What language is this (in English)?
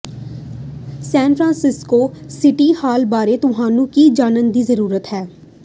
Punjabi